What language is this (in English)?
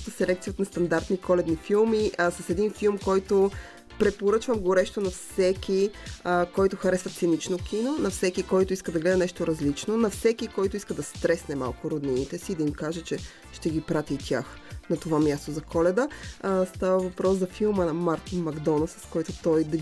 Bulgarian